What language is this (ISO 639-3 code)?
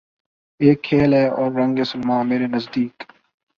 urd